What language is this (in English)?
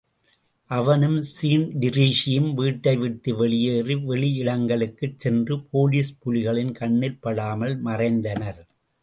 Tamil